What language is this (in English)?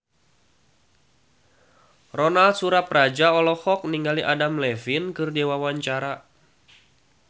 Sundanese